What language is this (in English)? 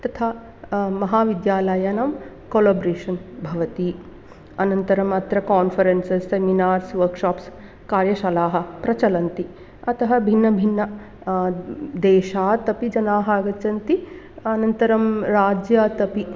Sanskrit